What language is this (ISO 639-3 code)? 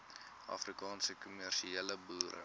afr